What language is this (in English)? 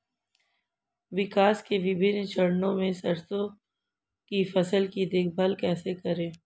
Hindi